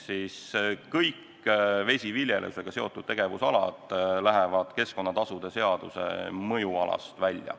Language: Estonian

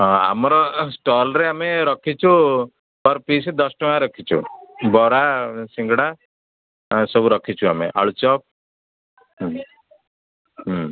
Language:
Odia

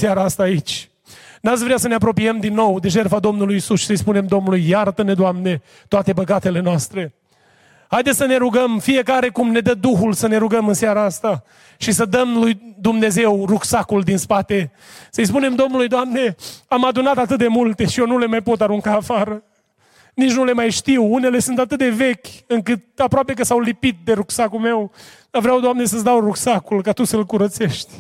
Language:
Romanian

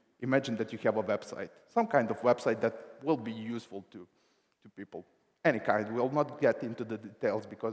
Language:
English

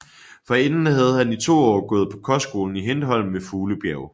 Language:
Danish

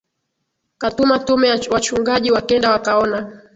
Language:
Swahili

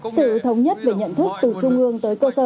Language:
Vietnamese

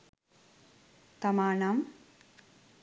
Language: Sinhala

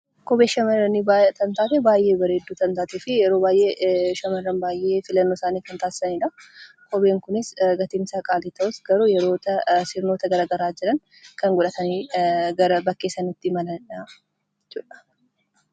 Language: Oromo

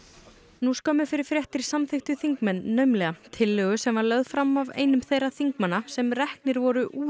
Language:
Icelandic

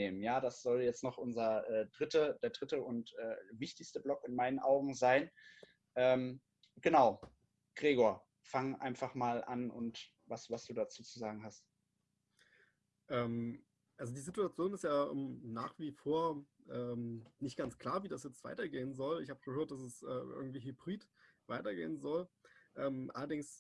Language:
German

